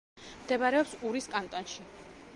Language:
Georgian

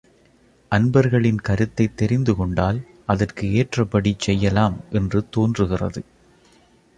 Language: Tamil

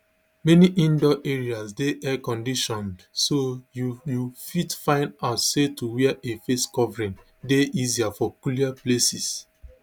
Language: Nigerian Pidgin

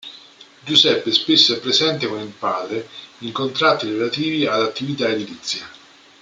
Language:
Italian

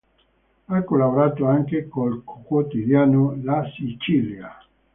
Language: Italian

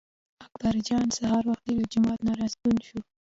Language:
Pashto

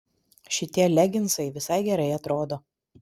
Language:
Lithuanian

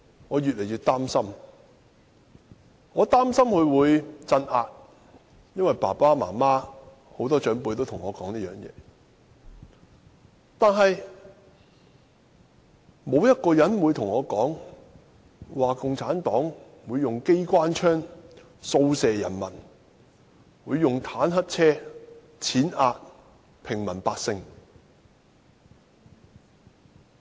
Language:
Cantonese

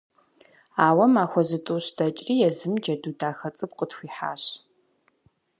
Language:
Kabardian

